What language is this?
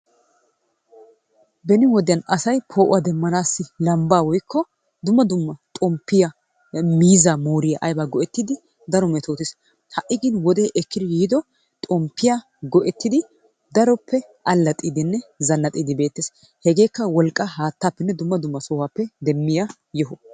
Wolaytta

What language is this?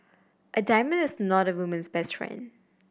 English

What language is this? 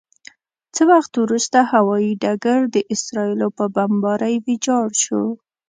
Pashto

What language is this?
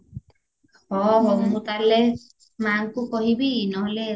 Odia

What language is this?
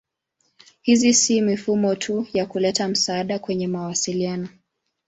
Swahili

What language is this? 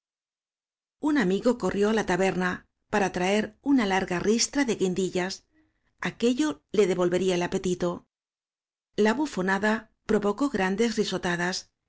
Spanish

